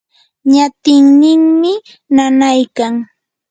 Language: Yanahuanca Pasco Quechua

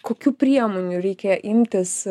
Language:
Lithuanian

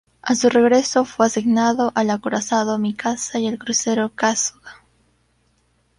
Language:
Spanish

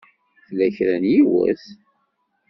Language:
Kabyle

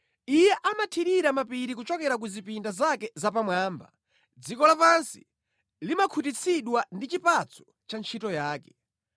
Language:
Nyanja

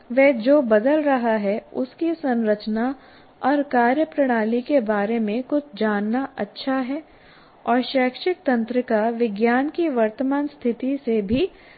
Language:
Hindi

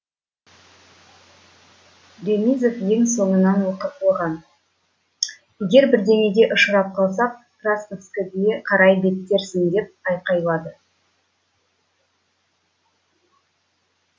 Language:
Kazakh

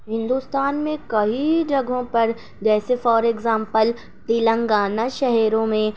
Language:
Urdu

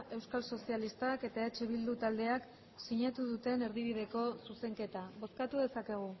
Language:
Basque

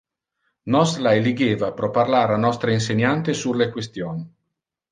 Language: Interlingua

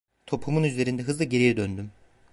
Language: Turkish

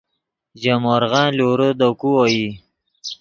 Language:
Yidgha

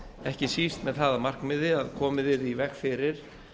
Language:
Icelandic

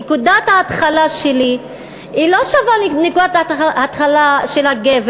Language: Hebrew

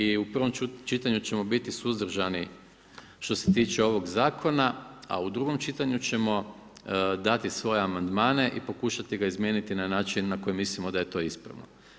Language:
Croatian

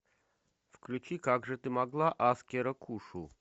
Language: Russian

